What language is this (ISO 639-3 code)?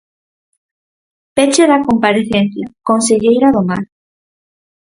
glg